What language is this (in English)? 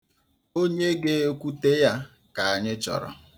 Igbo